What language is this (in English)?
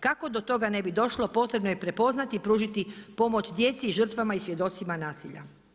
Croatian